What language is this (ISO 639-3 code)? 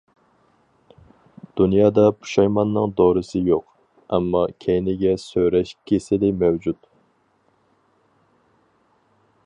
uig